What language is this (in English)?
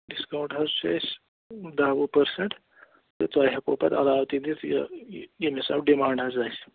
Kashmiri